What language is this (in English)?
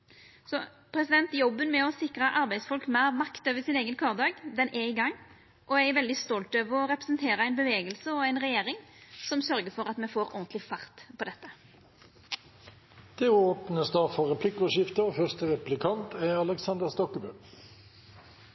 Norwegian